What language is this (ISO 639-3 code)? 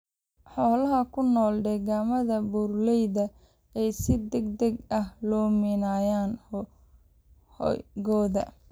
som